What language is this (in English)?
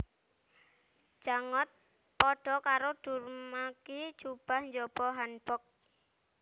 Javanese